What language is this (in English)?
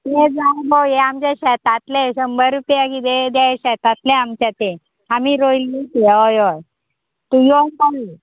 Konkani